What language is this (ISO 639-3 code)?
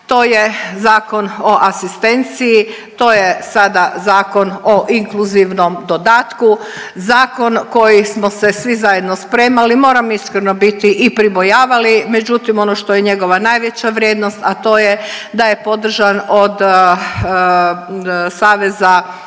hrv